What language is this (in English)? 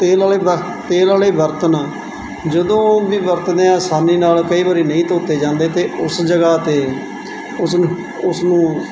Punjabi